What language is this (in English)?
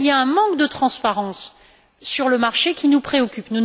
French